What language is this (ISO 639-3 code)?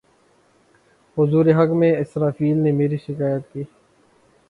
urd